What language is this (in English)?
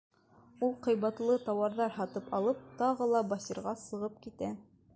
Bashkir